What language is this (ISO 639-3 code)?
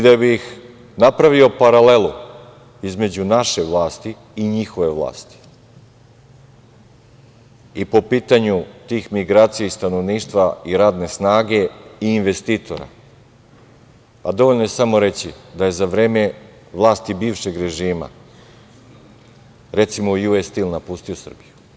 srp